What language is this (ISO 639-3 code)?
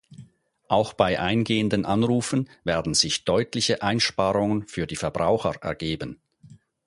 deu